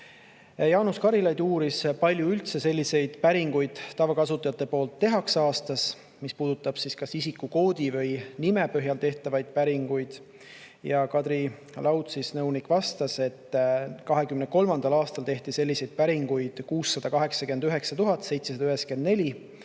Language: Estonian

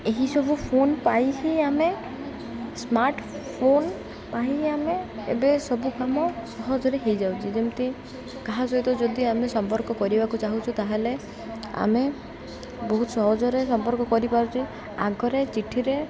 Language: Odia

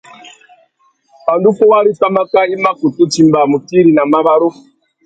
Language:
Tuki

